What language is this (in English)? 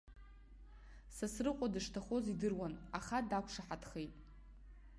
Abkhazian